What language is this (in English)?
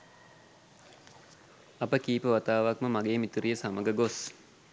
Sinhala